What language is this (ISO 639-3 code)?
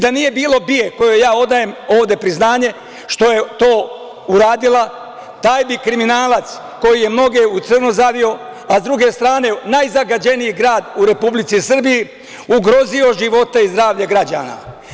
srp